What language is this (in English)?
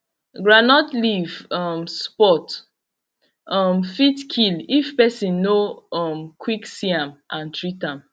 Nigerian Pidgin